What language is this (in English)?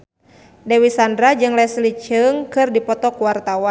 Sundanese